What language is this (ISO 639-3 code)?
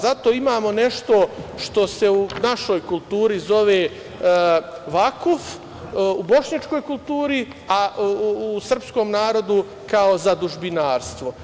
srp